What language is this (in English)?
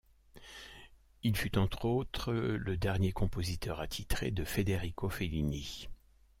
French